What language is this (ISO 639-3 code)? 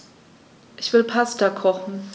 deu